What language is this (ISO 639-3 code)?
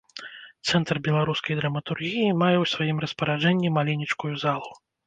bel